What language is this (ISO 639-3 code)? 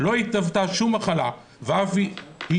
heb